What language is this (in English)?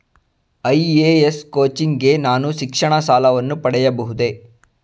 Kannada